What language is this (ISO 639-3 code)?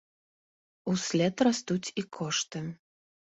bel